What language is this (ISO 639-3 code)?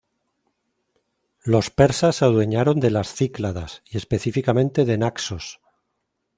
spa